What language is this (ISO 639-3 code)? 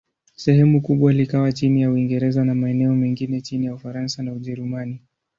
swa